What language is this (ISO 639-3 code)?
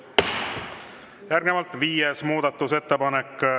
est